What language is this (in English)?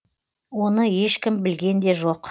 Kazakh